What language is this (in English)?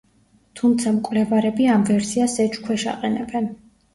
Georgian